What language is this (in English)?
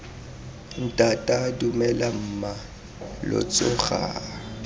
Tswana